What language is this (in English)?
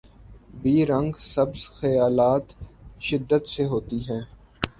Urdu